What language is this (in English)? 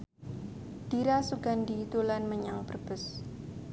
Javanese